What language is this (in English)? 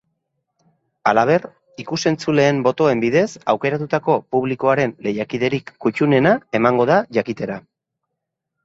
Basque